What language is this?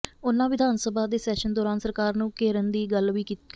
Punjabi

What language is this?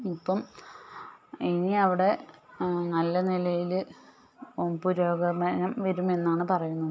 Malayalam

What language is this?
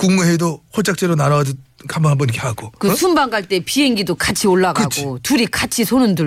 Korean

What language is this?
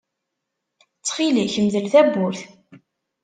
Kabyle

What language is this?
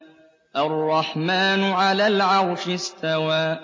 Arabic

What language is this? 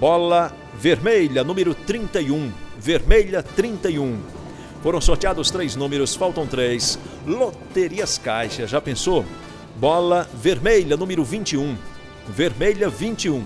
Portuguese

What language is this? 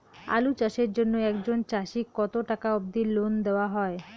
Bangla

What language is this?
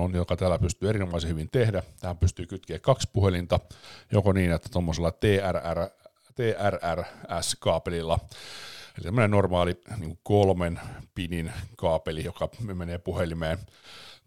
Finnish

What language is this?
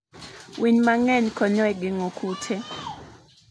Luo (Kenya and Tanzania)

